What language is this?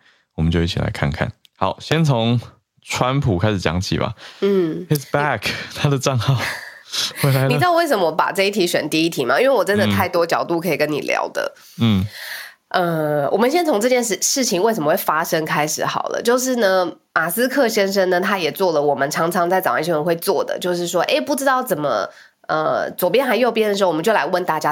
Chinese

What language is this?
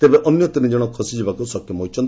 Odia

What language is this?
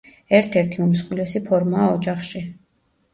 Georgian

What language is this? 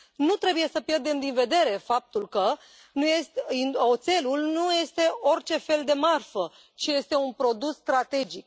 Romanian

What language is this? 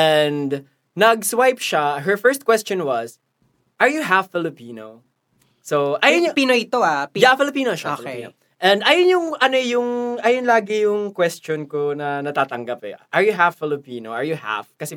Filipino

